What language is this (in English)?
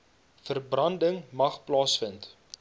Afrikaans